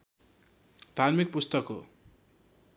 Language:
Nepali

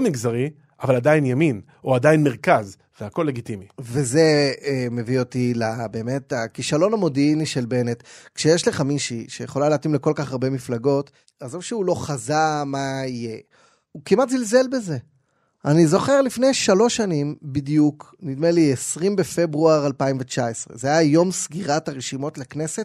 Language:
Hebrew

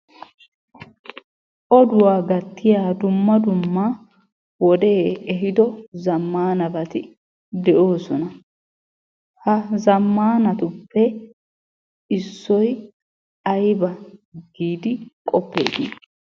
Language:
Wolaytta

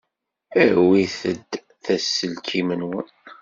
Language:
Kabyle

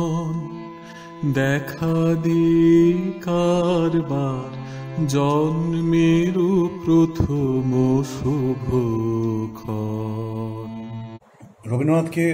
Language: Romanian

